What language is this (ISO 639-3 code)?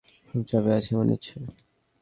ben